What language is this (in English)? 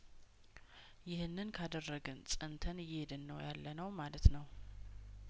Amharic